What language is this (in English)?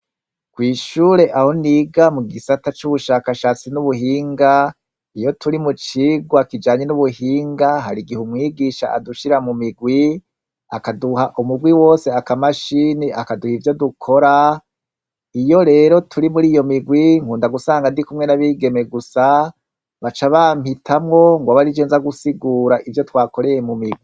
Rundi